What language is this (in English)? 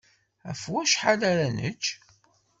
Kabyle